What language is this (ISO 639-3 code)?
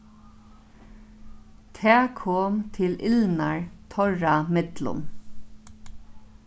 fao